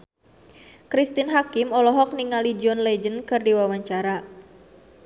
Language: Sundanese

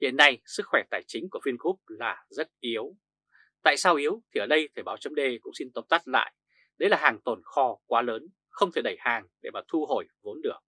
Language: Vietnamese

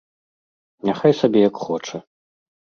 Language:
Belarusian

